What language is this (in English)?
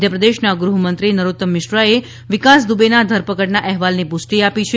Gujarati